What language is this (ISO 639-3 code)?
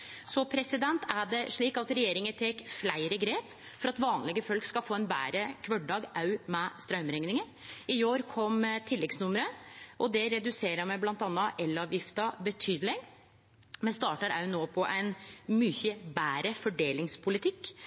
nno